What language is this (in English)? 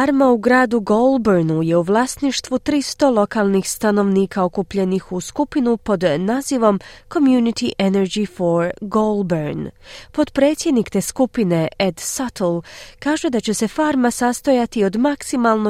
Croatian